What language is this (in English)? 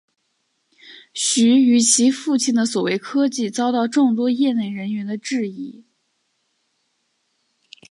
Chinese